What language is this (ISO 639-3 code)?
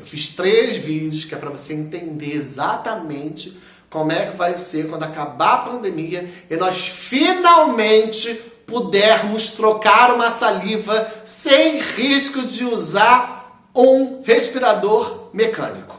por